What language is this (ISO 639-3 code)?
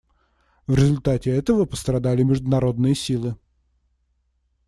rus